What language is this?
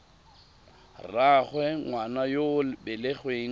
Tswana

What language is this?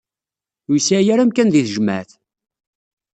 Kabyle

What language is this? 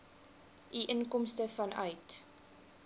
Afrikaans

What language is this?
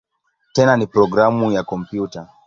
Swahili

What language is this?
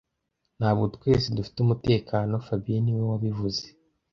Kinyarwanda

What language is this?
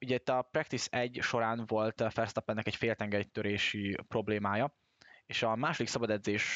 Hungarian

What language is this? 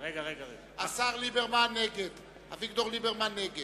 Hebrew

